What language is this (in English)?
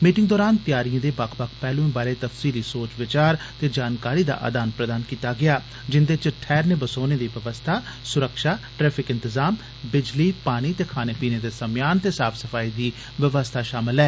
Dogri